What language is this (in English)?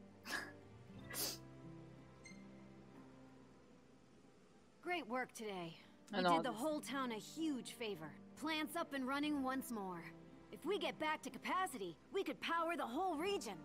Portuguese